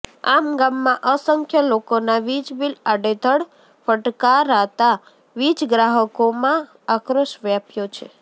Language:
Gujarati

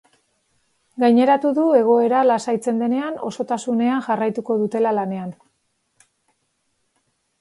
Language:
Basque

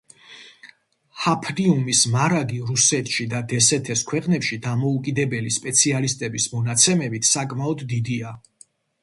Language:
Georgian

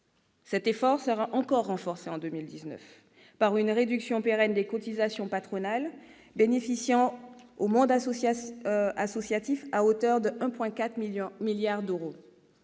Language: French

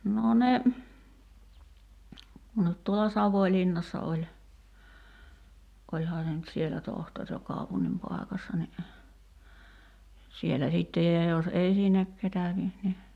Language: Finnish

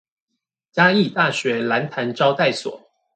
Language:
Chinese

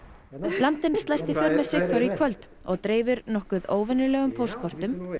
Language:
Icelandic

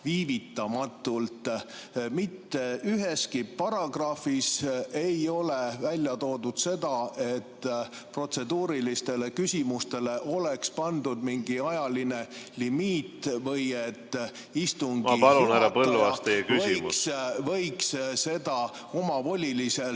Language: Estonian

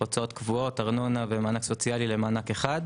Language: Hebrew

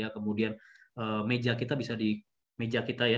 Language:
Indonesian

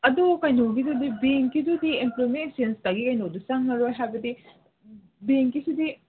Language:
Manipuri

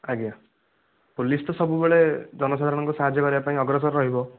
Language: Odia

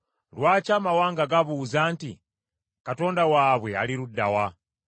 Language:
Ganda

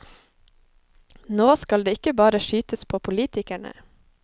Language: Norwegian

